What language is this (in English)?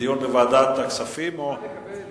Hebrew